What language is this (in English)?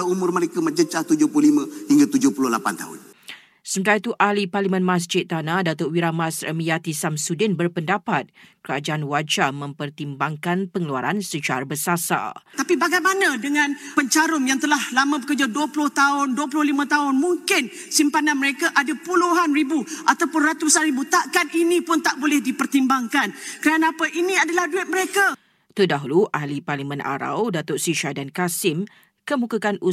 Malay